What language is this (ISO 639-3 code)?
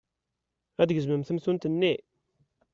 kab